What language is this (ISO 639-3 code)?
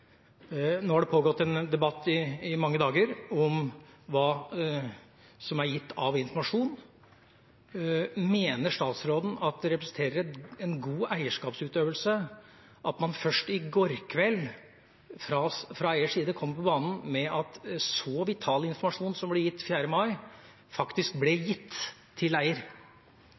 nob